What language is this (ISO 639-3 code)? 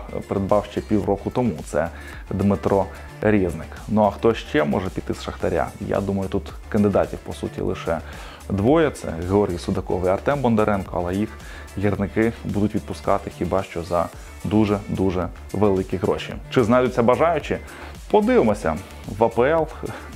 ukr